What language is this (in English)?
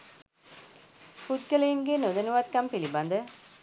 Sinhala